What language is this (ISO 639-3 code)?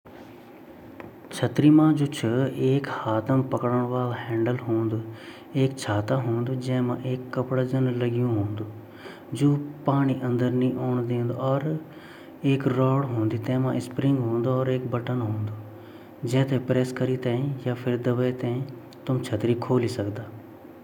gbm